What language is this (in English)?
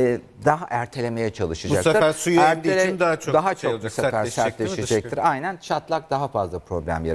Turkish